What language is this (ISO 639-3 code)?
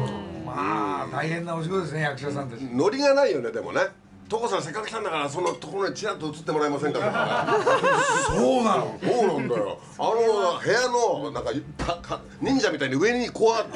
jpn